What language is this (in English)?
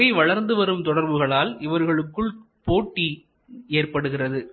Tamil